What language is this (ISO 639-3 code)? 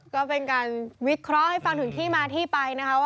tha